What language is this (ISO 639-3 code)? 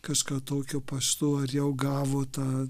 lit